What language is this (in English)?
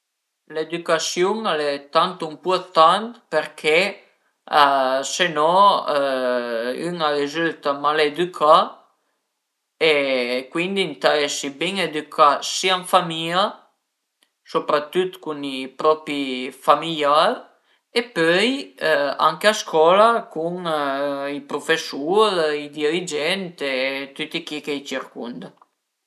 Piedmontese